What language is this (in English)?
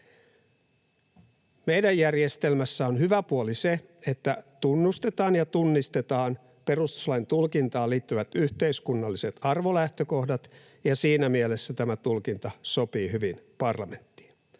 Finnish